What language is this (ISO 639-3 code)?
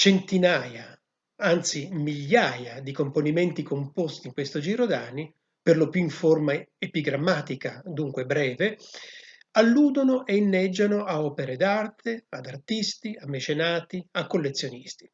ita